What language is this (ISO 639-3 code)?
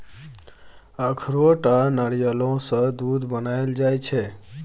mai